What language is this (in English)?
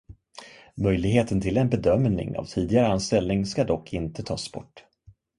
Swedish